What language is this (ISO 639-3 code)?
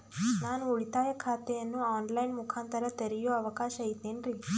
kan